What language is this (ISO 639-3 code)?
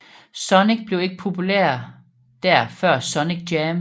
dan